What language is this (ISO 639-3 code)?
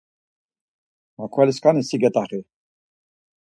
lzz